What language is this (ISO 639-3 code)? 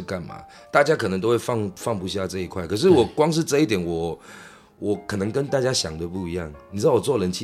zho